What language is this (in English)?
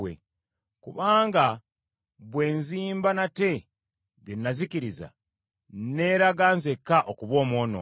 Ganda